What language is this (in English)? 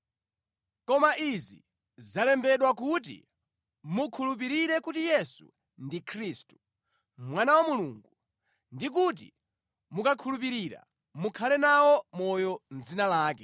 Nyanja